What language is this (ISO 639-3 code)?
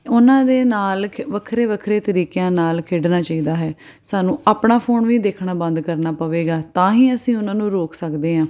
pan